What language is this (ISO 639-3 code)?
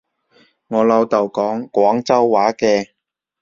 yue